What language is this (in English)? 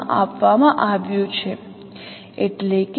Gujarati